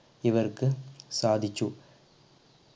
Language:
Malayalam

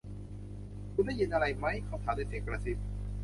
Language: Thai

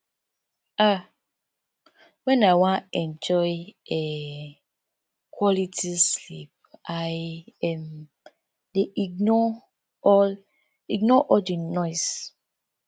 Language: Nigerian Pidgin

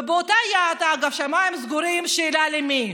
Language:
Hebrew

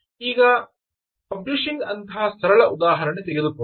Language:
Kannada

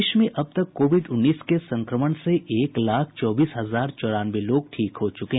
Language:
Hindi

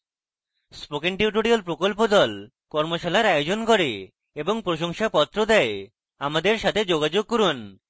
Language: Bangla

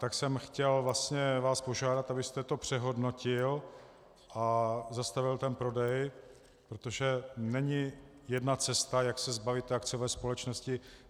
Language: Czech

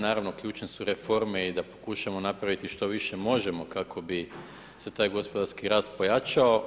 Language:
Croatian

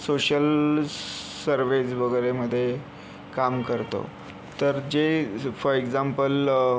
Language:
Marathi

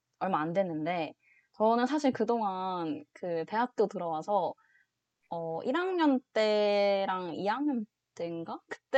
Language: Korean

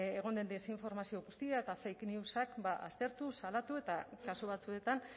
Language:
Basque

